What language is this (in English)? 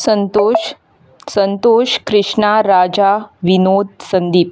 Konkani